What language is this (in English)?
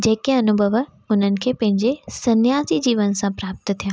Sindhi